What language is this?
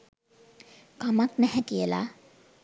Sinhala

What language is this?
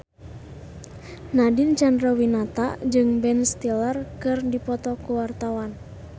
Sundanese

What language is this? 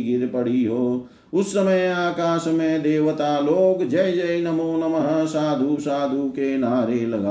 Hindi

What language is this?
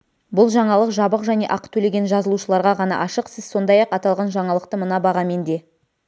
Kazakh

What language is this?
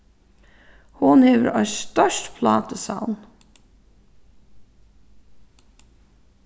Faroese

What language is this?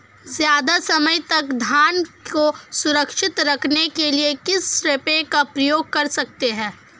Hindi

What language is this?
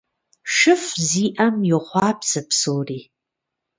Kabardian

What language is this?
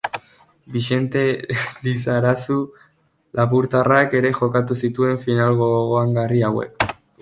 Basque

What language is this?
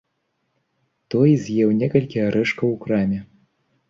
Belarusian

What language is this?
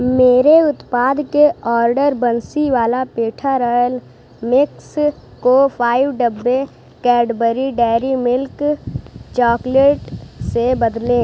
Hindi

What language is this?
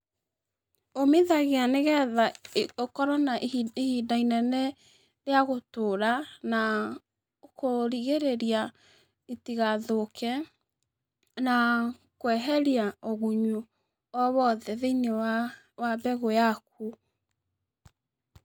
Kikuyu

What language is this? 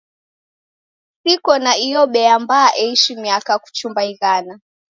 Taita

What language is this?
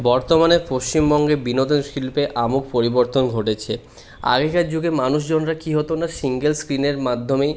Bangla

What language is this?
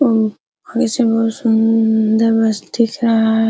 Hindi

